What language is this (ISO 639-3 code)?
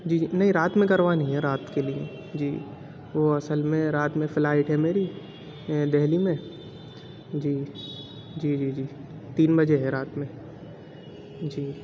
urd